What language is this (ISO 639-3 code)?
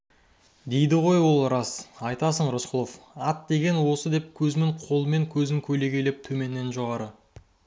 kaz